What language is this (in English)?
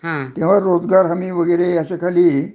Marathi